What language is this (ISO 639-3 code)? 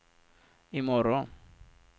swe